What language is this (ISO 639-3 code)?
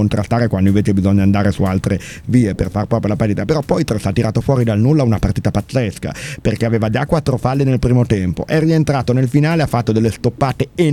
ita